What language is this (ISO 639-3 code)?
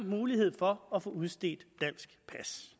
dan